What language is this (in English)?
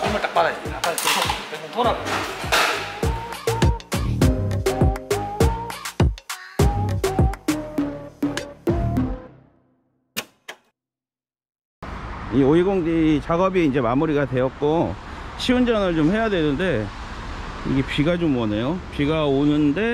Korean